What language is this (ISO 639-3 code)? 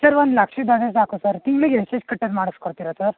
kan